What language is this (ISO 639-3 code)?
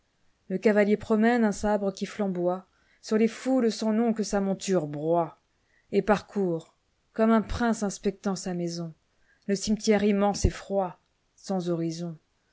fra